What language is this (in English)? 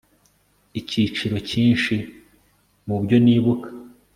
Kinyarwanda